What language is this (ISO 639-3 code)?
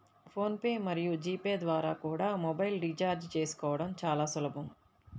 tel